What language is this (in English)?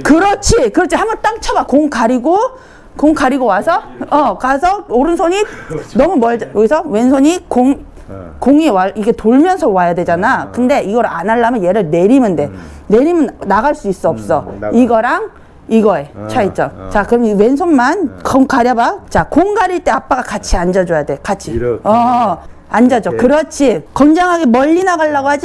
Korean